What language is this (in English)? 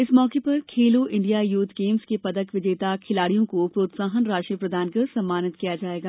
Hindi